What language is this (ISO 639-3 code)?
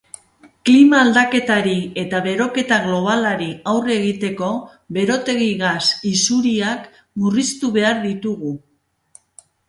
eus